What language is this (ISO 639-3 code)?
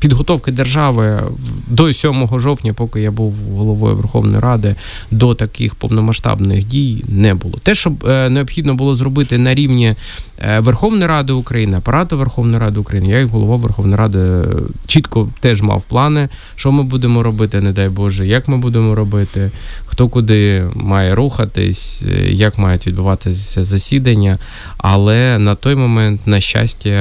ukr